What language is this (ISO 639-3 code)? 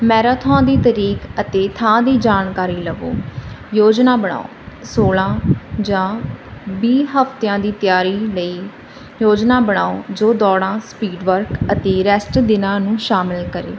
pan